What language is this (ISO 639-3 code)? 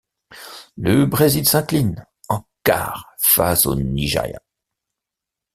fra